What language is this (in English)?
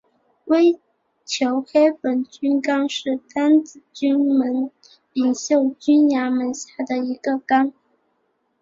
Chinese